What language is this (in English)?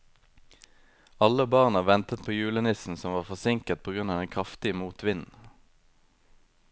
Norwegian